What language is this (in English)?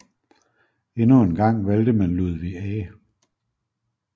Danish